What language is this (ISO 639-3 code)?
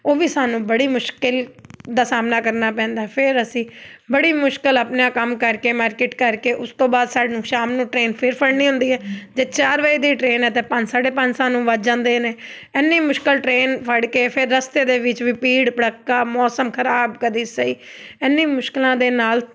pan